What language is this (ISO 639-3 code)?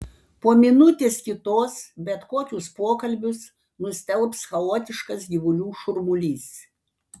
lit